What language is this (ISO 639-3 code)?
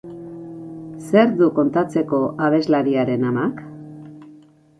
eus